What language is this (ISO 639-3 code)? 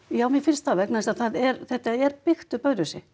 isl